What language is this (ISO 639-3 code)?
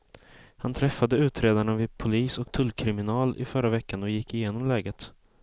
swe